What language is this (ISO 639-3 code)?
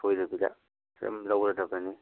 mni